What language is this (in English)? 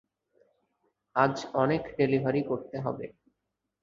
Bangla